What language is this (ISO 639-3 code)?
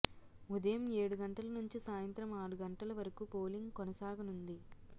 tel